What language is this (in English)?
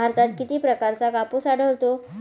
Marathi